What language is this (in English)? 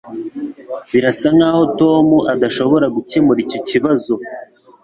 Kinyarwanda